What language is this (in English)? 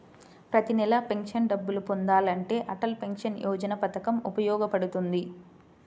Telugu